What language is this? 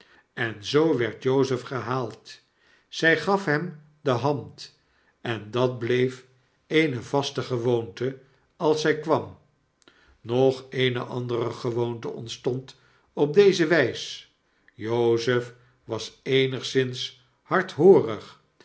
Dutch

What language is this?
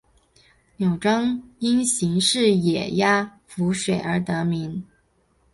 Chinese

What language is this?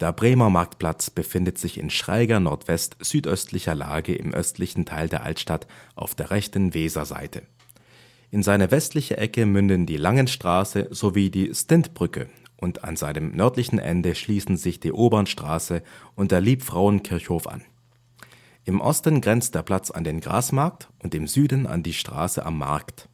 German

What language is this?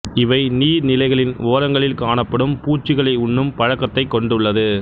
Tamil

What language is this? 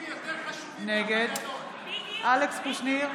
Hebrew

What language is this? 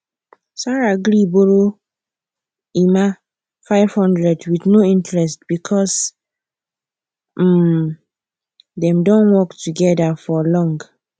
Nigerian Pidgin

